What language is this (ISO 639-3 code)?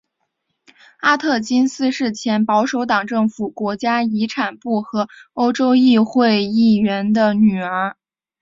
zho